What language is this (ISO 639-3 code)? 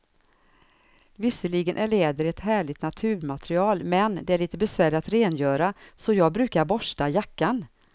swe